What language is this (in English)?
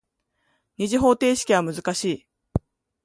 Japanese